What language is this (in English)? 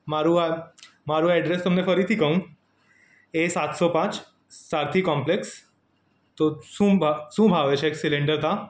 Gujarati